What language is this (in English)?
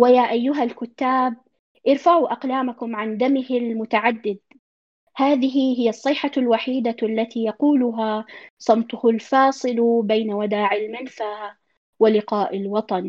Arabic